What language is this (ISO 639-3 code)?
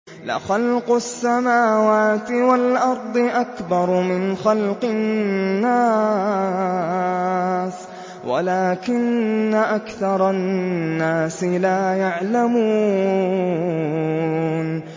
ara